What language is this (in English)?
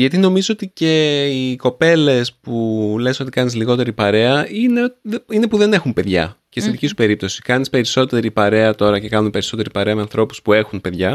Greek